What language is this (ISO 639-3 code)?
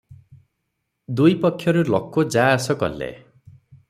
ori